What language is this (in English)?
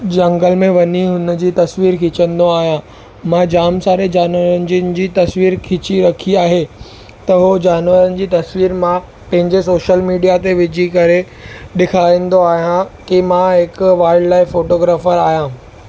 Sindhi